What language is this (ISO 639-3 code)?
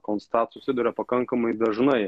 lit